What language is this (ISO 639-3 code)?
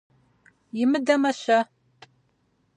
kbd